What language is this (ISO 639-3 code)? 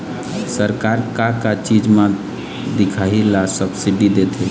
hne